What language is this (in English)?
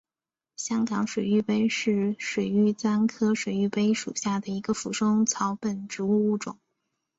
Chinese